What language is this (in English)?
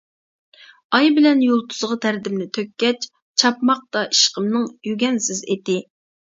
Uyghur